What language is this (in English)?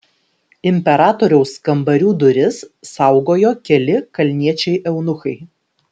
Lithuanian